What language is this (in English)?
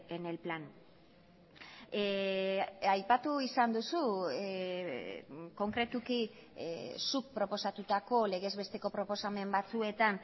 Basque